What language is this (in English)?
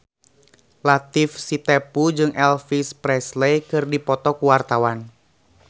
Sundanese